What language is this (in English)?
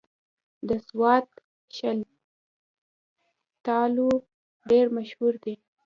Pashto